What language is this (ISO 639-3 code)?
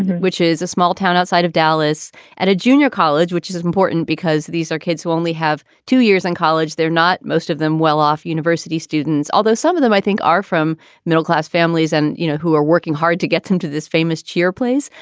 eng